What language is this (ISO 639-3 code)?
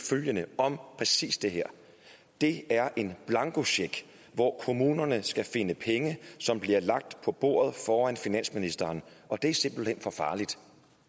dan